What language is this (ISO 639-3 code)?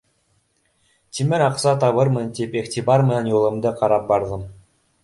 bak